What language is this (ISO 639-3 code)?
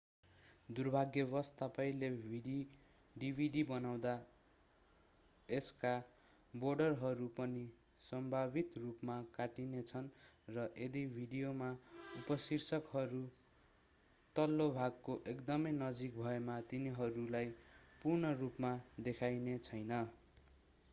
nep